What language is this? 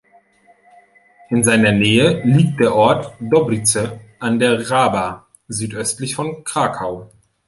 German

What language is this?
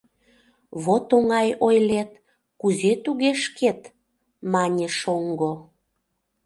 Mari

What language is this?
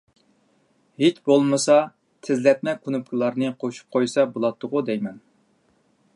Uyghur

